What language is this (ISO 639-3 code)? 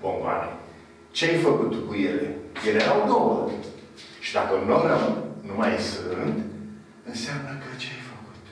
ron